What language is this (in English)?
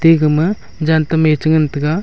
Wancho Naga